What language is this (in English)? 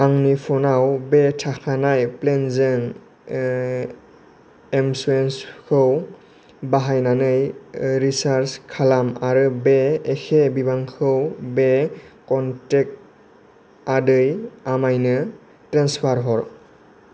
Bodo